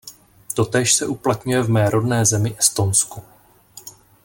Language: Czech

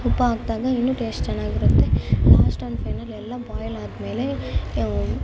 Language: Kannada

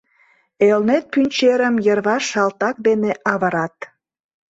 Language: Mari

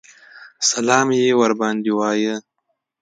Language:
Pashto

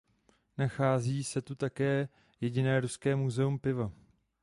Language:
Czech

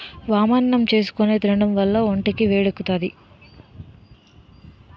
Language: Telugu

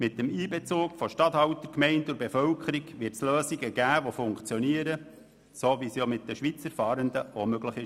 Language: Swiss German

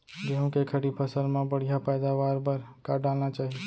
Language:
Chhattisgarhi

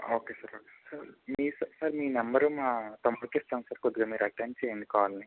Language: Telugu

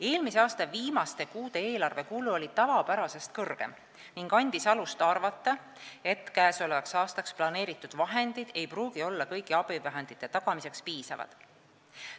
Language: Estonian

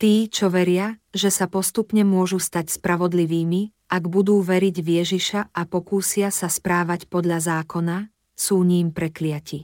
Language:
Slovak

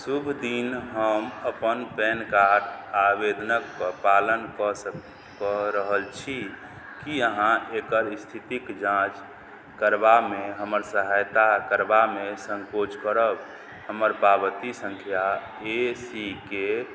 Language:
Maithili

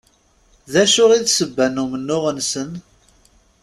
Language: Kabyle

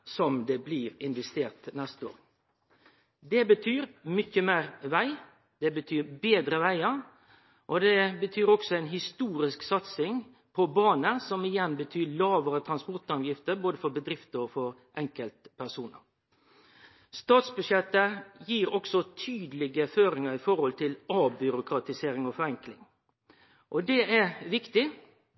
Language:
Norwegian Nynorsk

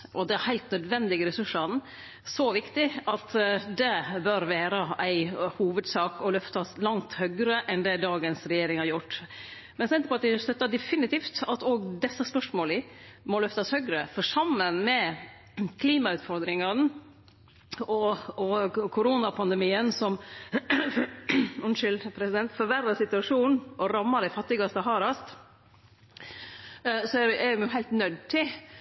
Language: Norwegian Nynorsk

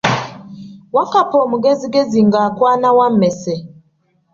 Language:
Ganda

